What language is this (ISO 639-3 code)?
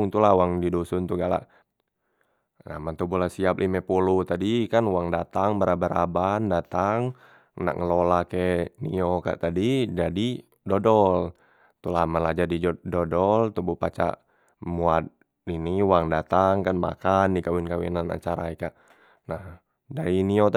mui